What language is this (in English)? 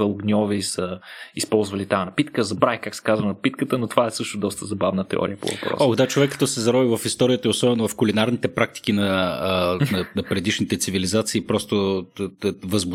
Bulgarian